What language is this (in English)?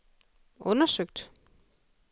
Danish